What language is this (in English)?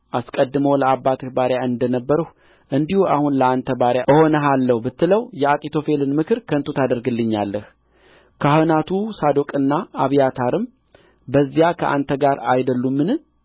Amharic